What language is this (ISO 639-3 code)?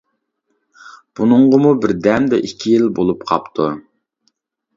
uig